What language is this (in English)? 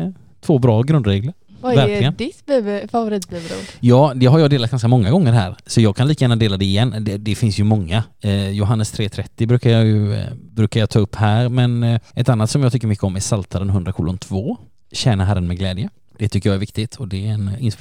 Swedish